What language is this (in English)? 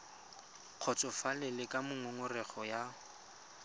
Tswana